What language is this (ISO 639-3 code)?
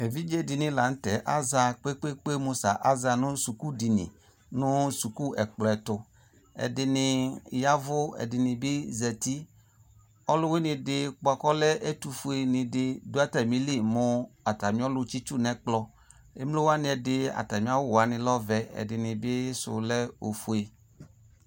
kpo